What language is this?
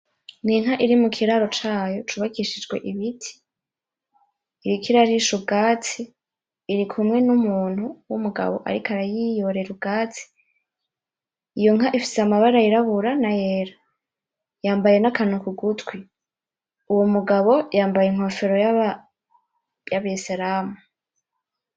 Rundi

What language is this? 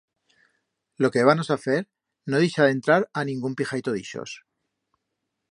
Aragonese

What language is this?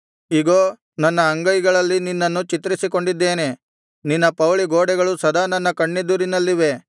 Kannada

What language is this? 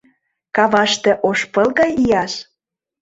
Mari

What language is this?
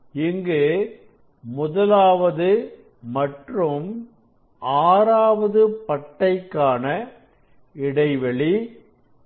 Tamil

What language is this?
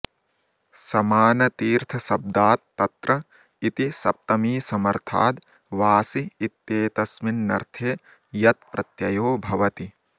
Sanskrit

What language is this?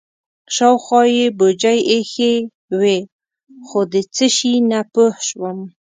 Pashto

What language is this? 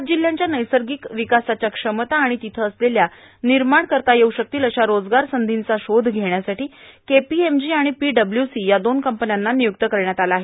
Marathi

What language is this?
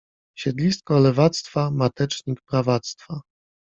Polish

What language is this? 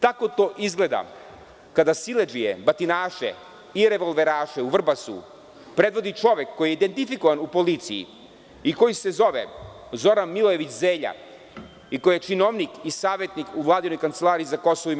Serbian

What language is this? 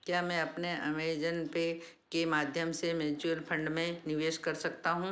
Hindi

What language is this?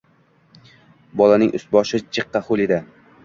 Uzbek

